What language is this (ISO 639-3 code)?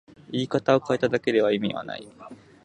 jpn